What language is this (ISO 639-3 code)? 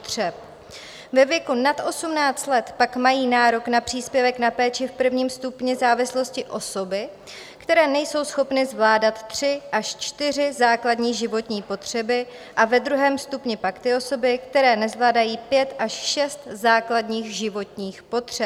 ces